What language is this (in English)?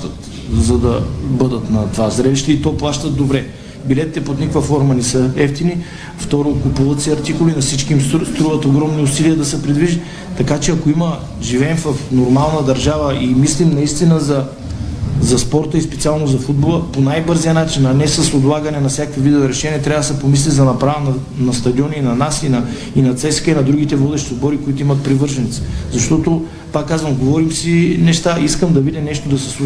Bulgarian